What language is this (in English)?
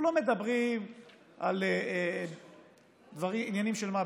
Hebrew